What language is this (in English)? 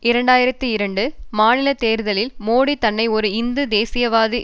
Tamil